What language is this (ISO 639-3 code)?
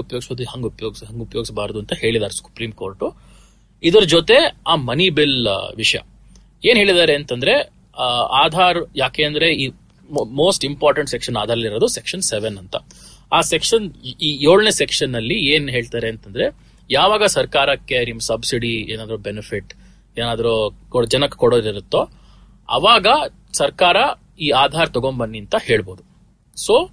kan